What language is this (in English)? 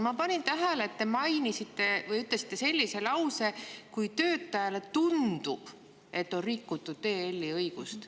Estonian